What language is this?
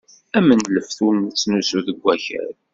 Kabyle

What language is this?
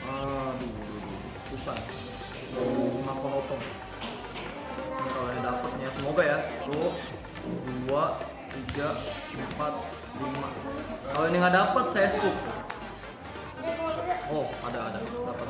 Indonesian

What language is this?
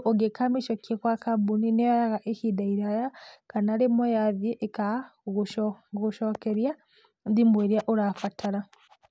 Kikuyu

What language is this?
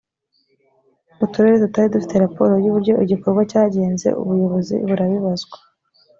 Kinyarwanda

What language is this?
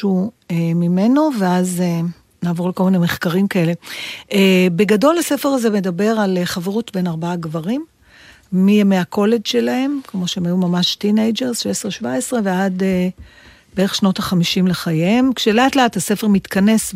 Hebrew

